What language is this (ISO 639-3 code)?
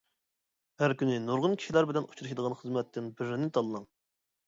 uig